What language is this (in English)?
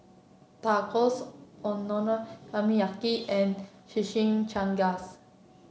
English